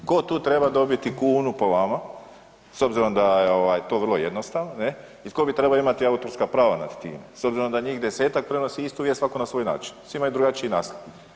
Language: Croatian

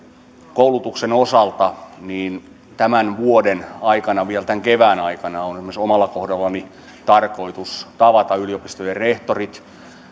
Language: Finnish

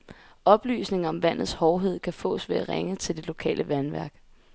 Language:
Danish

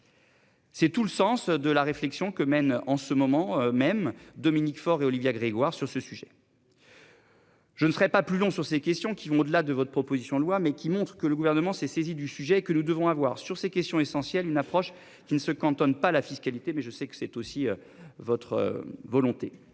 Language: French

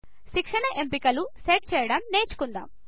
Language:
Telugu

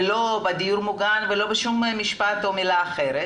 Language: Hebrew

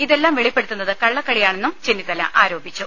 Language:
Malayalam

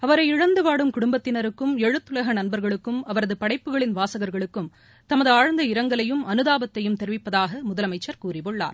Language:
Tamil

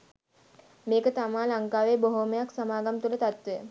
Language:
Sinhala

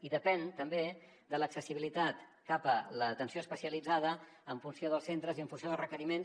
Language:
Catalan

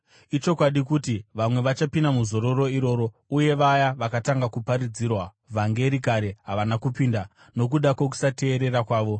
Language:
Shona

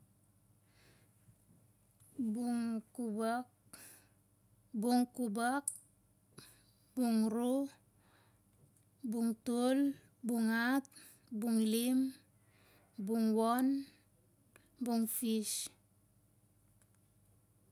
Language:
Siar-Lak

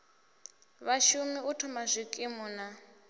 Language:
Venda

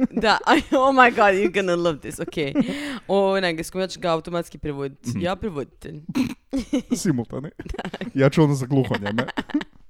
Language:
Croatian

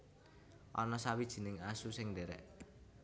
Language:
Javanese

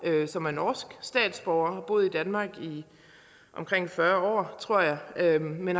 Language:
Danish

